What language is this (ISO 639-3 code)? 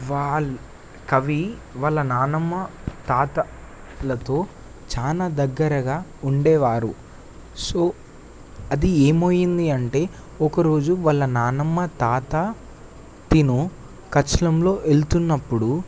tel